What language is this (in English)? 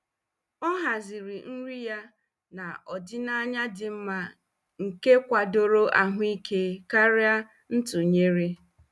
Igbo